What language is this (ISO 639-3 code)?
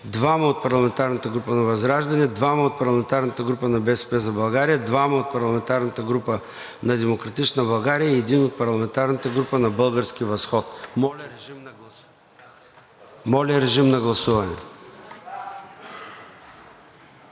bul